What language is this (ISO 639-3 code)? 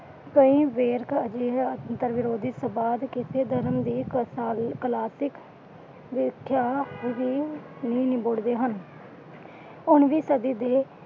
pan